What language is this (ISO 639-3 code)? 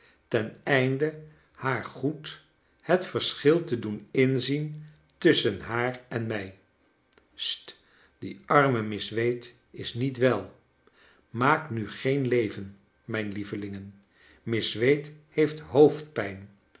nld